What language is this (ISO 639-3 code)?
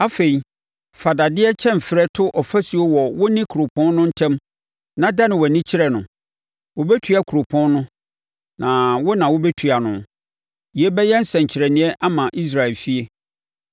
aka